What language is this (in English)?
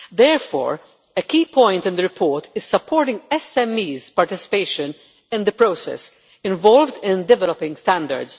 English